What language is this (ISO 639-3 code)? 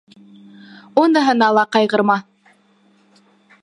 bak